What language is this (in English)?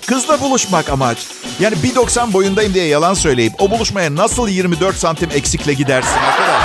Turkish